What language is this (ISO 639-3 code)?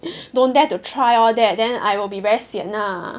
eng